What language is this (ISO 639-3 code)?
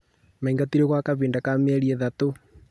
kik